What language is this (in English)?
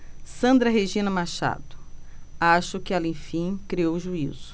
Portuguese